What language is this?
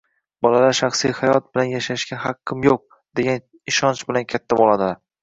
Uzbek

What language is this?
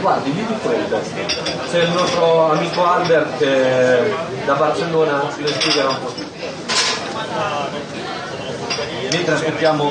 Italian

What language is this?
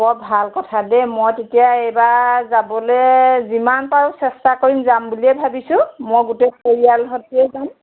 Assamese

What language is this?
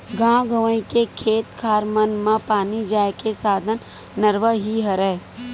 Chhattisgarhi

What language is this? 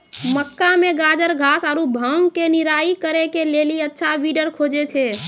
Maithili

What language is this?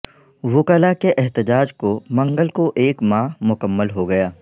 Urdu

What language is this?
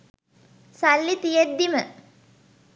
Sinhala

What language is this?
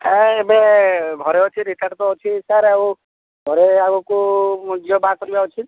Odia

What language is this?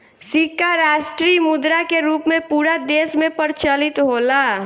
Bhojpuri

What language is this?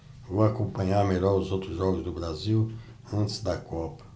Portuguese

